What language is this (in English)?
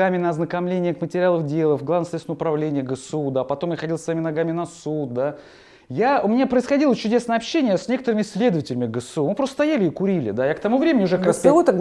Russian